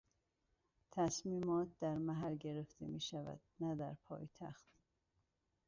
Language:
Persian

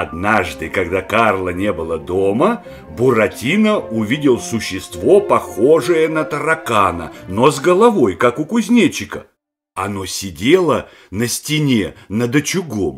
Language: Russian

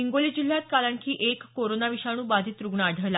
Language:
Marathi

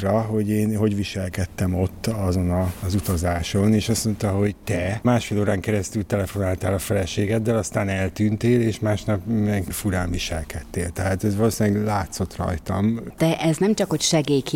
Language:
Hungarian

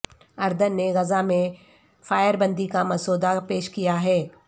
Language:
Urdu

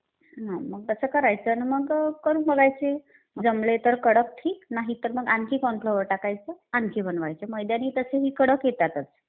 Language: Marathi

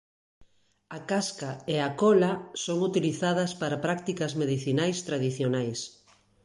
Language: Galician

